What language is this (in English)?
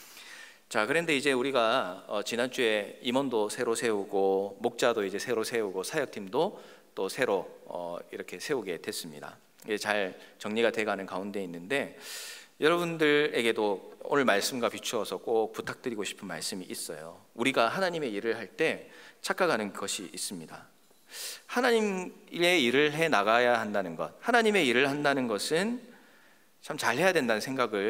Korean